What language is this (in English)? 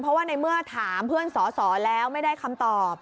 Thai